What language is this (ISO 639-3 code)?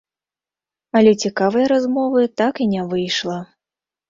bel